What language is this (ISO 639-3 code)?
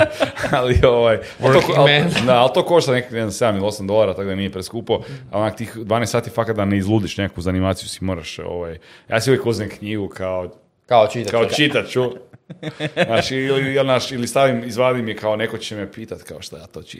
hrv